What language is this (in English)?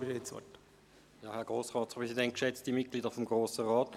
Swiss German